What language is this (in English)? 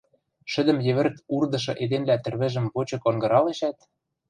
Western Mari